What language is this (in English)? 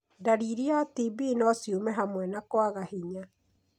Kikuyu